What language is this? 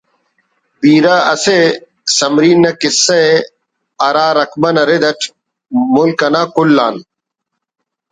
Brahui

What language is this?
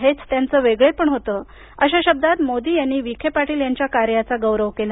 Marathi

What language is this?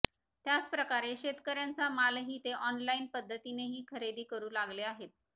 Marathi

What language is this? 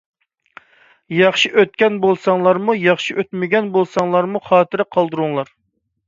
Uyghur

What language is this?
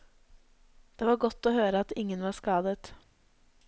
Norwegian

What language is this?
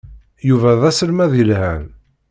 Kabyle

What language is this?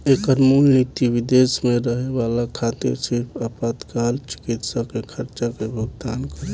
Bhojpuri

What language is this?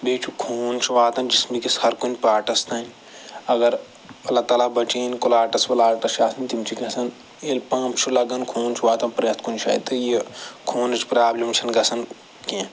Kashmiri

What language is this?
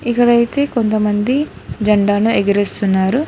Telugu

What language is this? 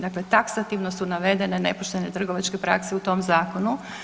Croatian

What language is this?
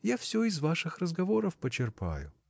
Russian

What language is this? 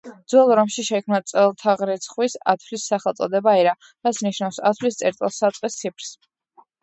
Georgian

